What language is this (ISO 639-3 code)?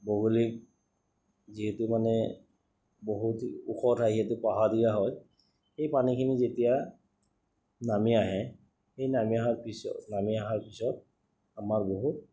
asm